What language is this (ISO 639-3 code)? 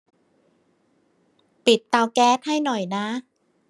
tha